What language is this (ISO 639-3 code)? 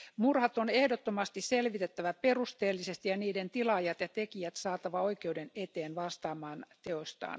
fin